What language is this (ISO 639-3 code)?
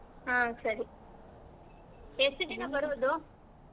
kan